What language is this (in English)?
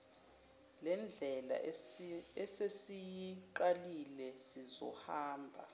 Zulu